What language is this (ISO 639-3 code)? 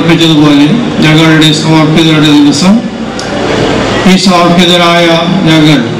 mal